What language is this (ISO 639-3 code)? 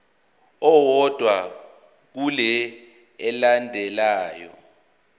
zul